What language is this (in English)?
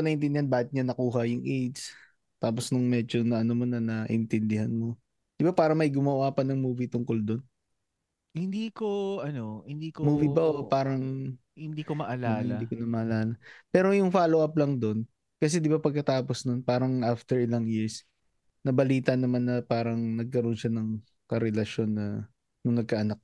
Filipino